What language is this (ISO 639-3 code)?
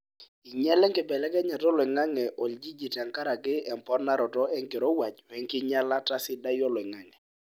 mas